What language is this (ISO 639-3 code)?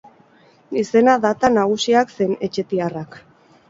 eus